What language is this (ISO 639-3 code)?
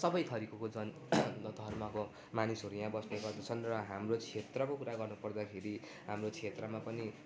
nep